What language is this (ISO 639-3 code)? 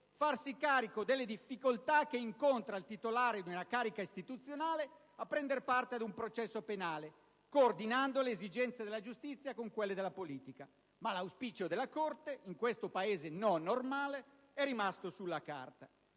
ita